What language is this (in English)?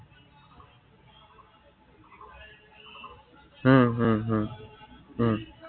Assamese